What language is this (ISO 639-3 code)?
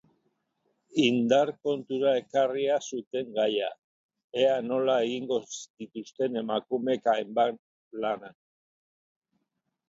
eus